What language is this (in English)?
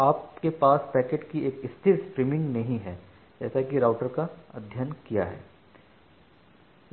Hindi